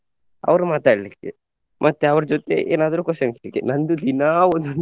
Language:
Kannada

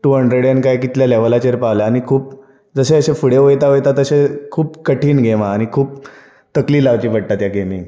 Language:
Konkani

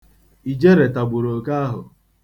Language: Igbo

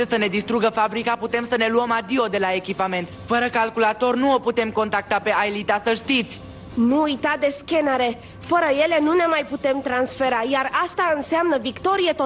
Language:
Romanian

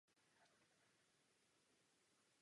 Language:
Czech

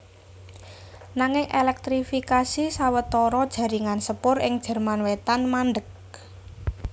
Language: Javanese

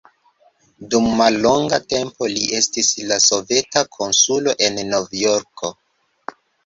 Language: Esperanto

